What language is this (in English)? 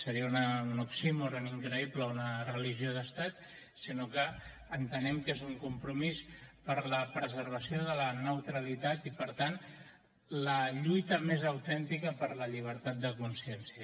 Catalan